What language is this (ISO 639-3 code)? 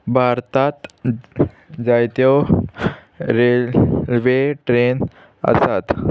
kok